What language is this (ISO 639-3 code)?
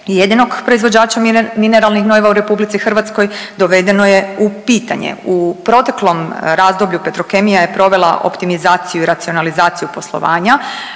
hrv